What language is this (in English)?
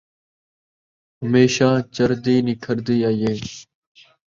Saraiki